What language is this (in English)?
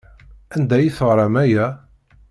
Kabyle